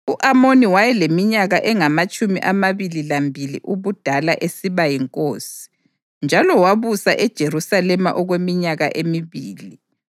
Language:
North Ndebele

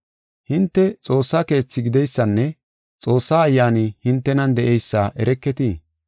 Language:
Gofa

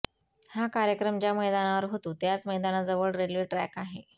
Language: Marathi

